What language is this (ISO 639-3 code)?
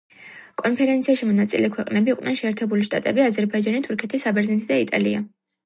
kat